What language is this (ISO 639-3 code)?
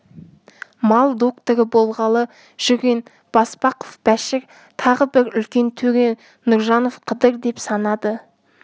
kaz